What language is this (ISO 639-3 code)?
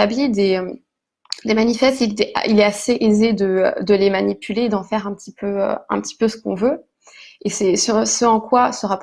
fra